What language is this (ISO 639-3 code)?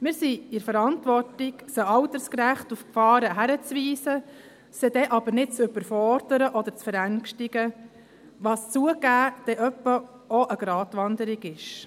gsw